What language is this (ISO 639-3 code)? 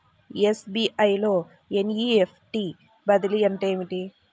tel